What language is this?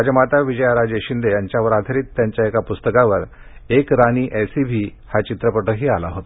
Marathi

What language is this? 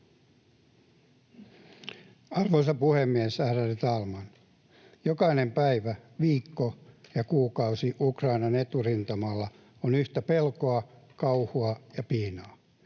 Finnish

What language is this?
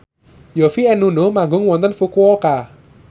Javanese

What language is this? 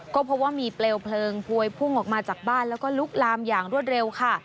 Thai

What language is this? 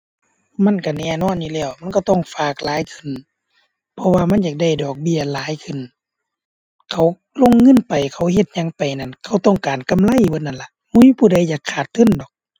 Thai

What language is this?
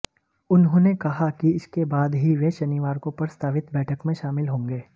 Hindi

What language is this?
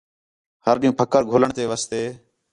Khetrani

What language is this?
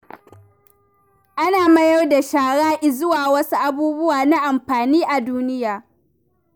Hausa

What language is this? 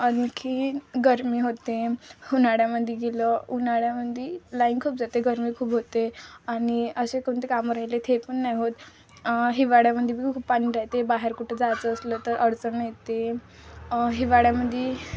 Marathi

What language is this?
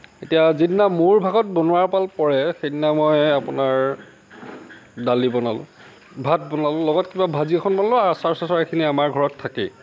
Assamese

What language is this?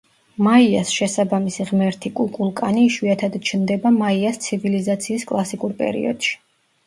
Georgian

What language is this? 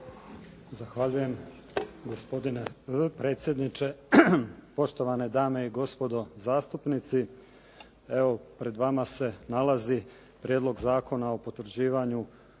Croatian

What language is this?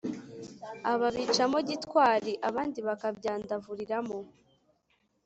Kinyarwanda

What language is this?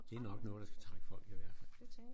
Danish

